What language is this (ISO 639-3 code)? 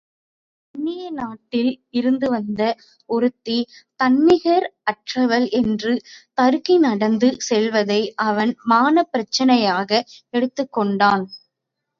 tam